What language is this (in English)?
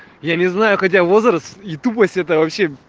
Russian